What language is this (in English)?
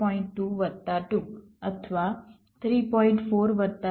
Gujarati